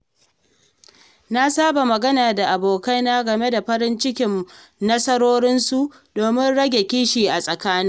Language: Hausa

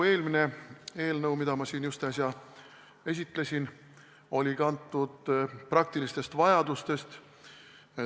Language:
Estonian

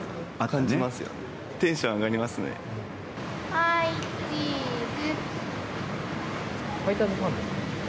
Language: Japanese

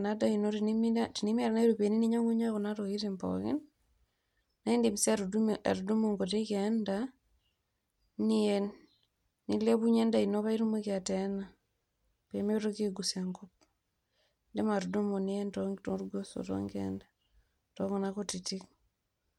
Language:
Masai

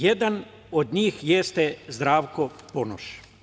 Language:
Serbian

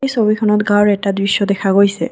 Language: Assamese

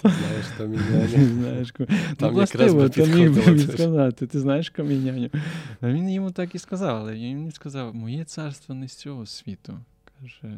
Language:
Ukrainian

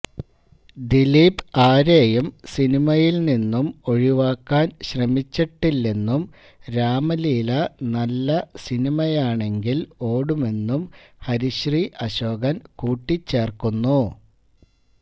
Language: Malayalam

